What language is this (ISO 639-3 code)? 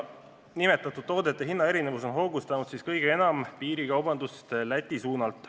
est